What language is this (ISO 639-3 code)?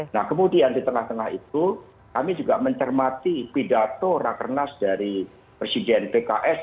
ind